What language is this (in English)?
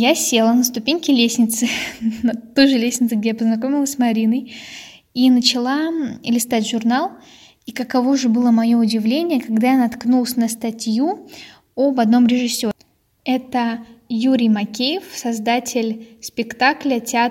Russian